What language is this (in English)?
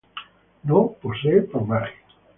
Spanish